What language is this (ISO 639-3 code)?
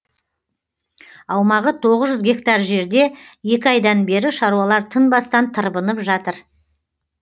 kaz